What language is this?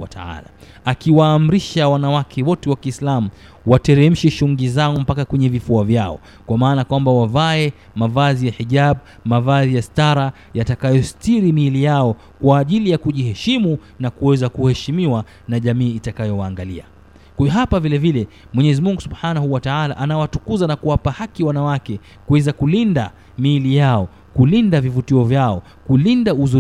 Swahili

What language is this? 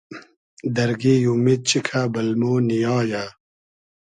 Hazaragi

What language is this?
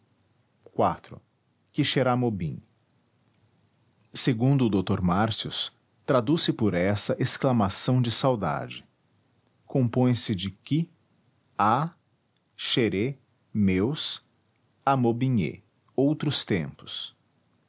Portuguese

